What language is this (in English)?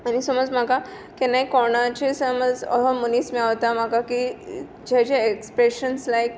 Konkani